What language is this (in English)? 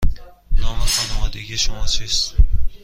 Persian